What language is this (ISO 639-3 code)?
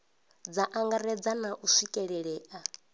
ven